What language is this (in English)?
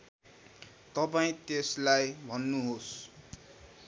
Nepali